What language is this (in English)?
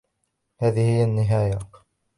Arabic